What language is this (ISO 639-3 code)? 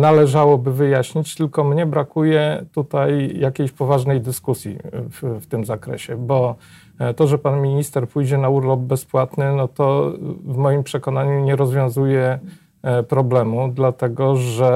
pol